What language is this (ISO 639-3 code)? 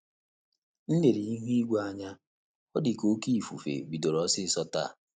ibo